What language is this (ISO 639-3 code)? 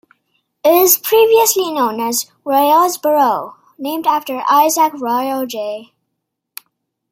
eng